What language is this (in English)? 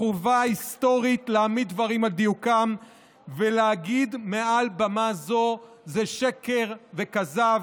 Hebrew